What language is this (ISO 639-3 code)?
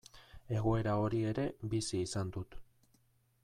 eus